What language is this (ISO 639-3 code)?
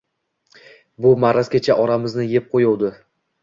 uzb